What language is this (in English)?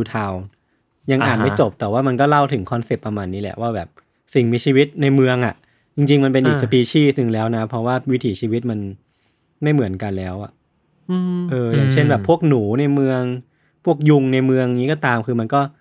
Thai